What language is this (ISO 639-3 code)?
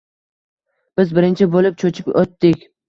uzb